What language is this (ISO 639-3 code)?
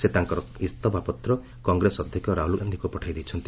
ori